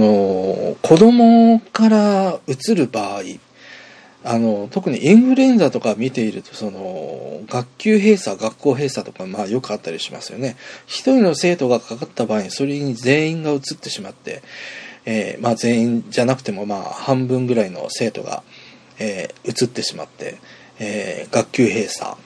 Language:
Japanese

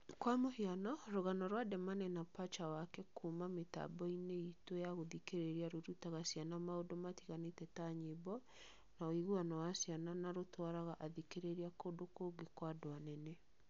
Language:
Kikuyu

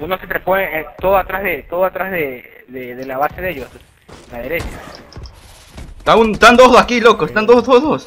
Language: Spanish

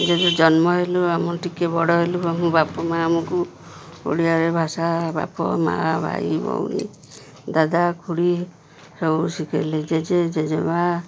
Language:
Odia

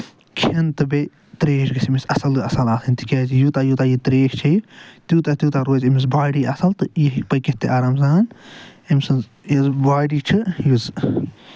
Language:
Kashmiri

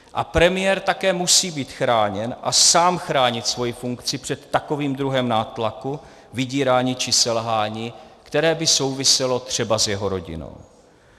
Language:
Czech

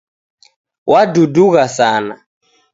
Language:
Taita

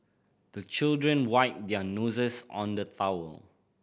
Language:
English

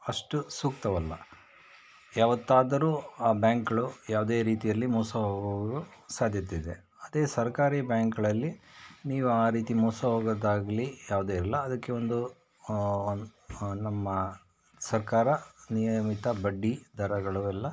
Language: Kannada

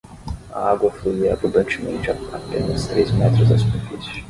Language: Portuguese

